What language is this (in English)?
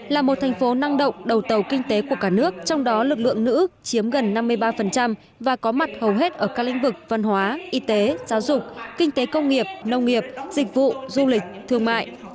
Vietnamese